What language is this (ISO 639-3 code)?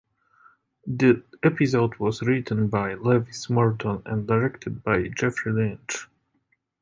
eng